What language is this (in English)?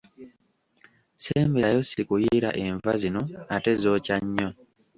Ganda